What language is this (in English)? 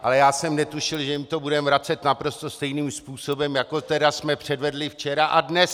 Czech